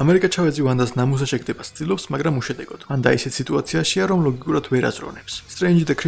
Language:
Georgian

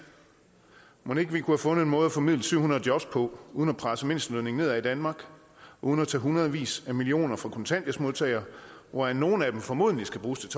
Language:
Danish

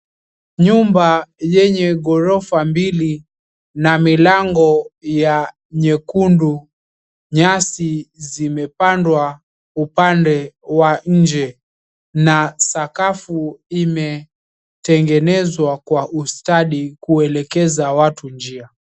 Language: Swahili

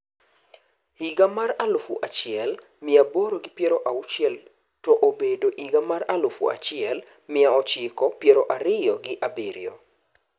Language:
Luo (Kenya and Tanzania)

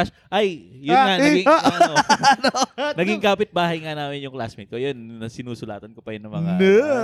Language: Filipino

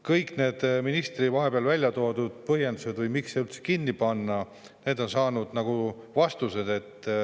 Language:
Estonian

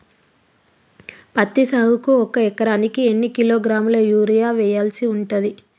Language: Telugu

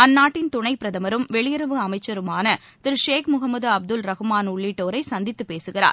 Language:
Tamil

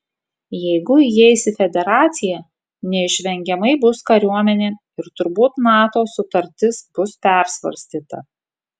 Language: Lithuanian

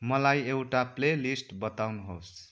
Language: Nepali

